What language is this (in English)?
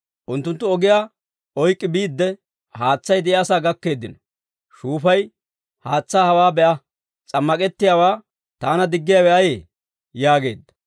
Dawro